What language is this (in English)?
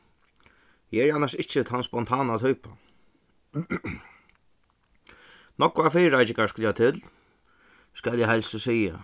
Faroese